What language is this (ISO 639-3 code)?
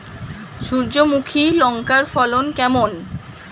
ben